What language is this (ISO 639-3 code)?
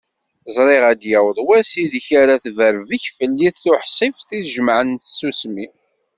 kab